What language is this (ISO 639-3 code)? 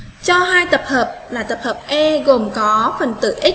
vie